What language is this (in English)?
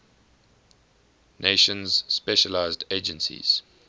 English